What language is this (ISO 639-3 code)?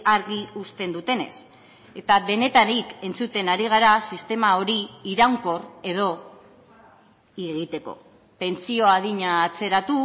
eus